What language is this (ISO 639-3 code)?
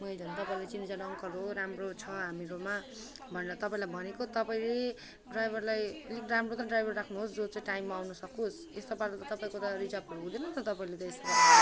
nep